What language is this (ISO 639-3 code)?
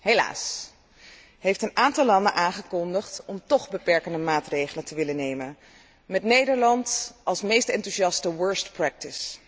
nld